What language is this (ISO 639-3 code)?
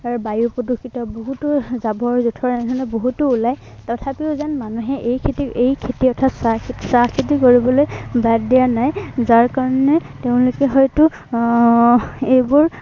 asm